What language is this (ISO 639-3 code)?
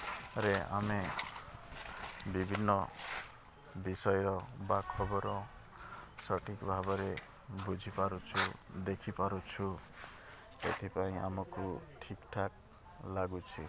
ori